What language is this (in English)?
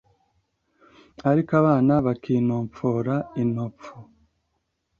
Kinyarwanda